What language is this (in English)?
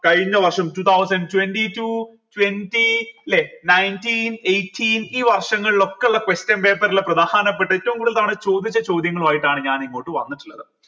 Malayalam